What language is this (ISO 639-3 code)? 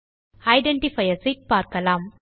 tam